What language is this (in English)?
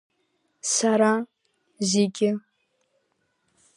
Abkhazian